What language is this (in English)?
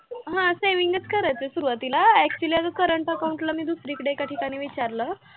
Marathi